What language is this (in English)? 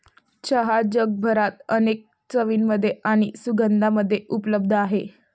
Marathi